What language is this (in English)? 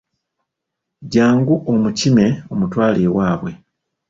Ganda